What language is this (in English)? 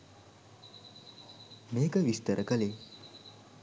Sinhala